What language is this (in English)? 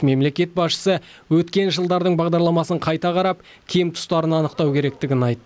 Kazakh